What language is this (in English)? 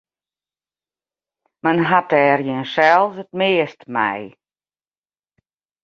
Western Frisian